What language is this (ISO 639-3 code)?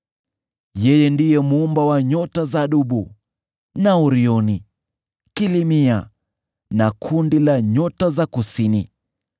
swa